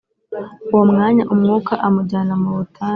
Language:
Kinyarwanda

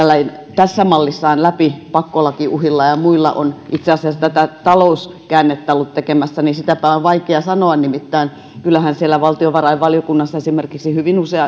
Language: Finnish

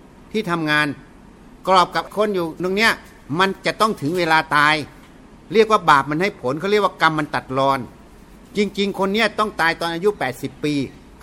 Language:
Thai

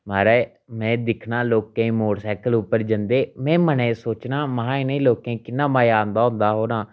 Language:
Dogri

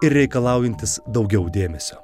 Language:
Lithuanian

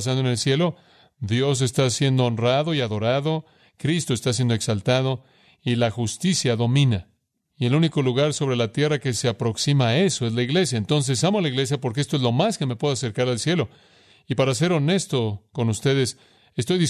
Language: Spanish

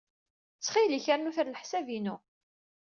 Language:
Kabyle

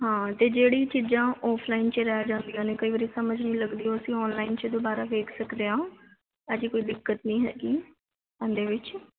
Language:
Punjabi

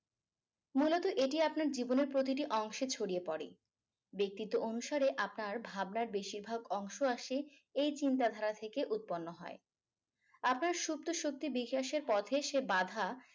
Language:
Bangla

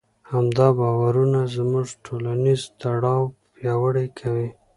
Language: Pashto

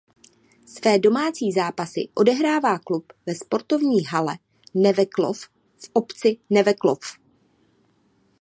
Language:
Czech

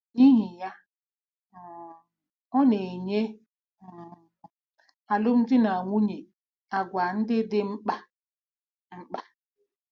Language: Igbo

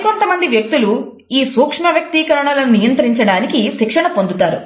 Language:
Telugu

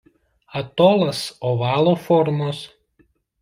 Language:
Lithuanian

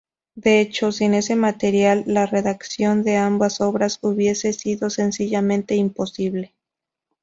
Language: Spanish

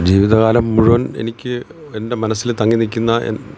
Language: Malayalam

